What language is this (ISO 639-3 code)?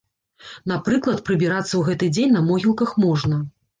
bel